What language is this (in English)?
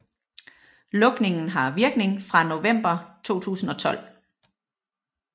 Danish